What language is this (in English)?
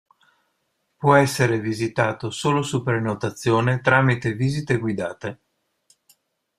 Italian